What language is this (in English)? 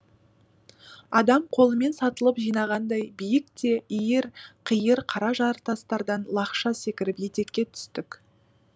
Kazakh